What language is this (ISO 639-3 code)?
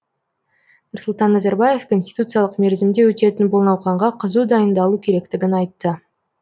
kaz